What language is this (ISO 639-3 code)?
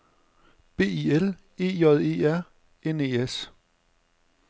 dan